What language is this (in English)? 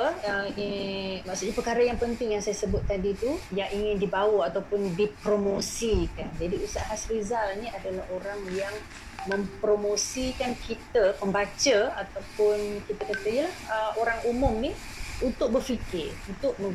Malay